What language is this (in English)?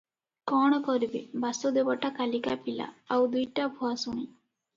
Odia